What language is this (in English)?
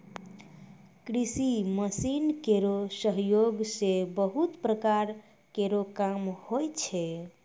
Maithili